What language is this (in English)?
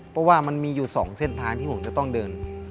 Thai